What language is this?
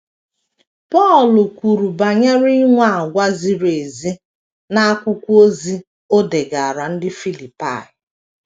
Igbo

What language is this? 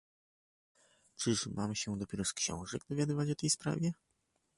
Polish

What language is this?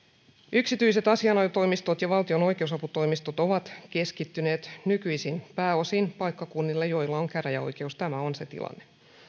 Finnish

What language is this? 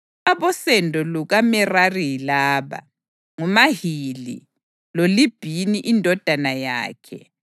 North Ndebele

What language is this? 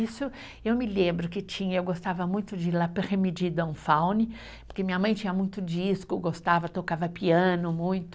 Portuguese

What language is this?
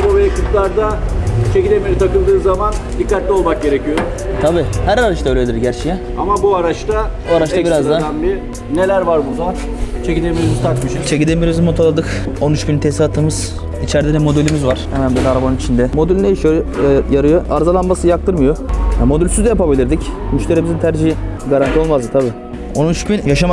Turkish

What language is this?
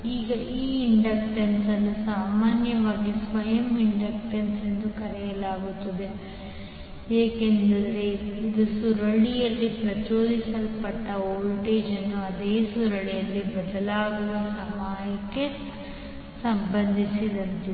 Kannada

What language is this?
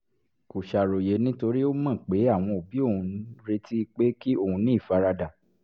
Yoruba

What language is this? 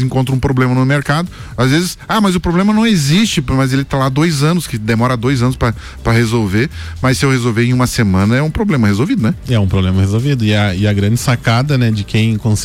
Portuguese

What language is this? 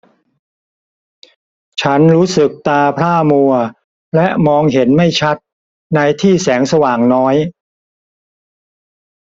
Thai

